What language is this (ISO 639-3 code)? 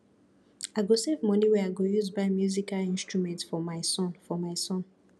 pcm